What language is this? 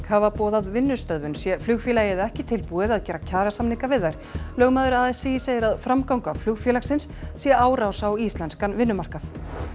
Icelandic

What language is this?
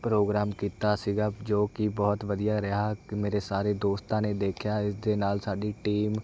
Punjabi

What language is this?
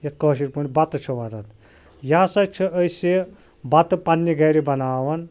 Kashmiri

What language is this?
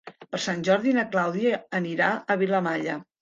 Catalan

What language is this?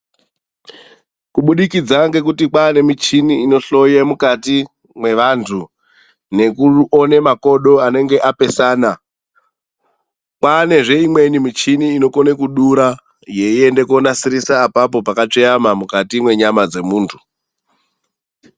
Ndau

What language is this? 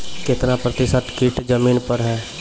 Maithili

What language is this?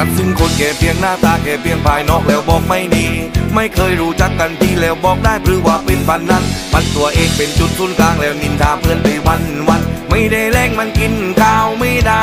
Thai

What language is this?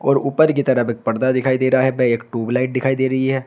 Hindi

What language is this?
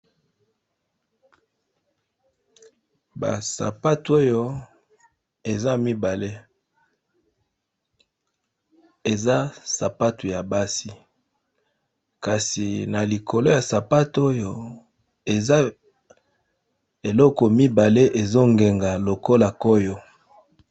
Lingala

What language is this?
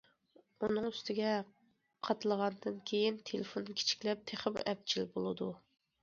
Uyghur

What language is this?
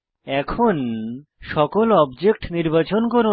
Bangla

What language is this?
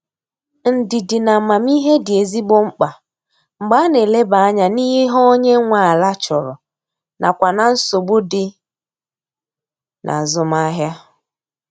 Igbo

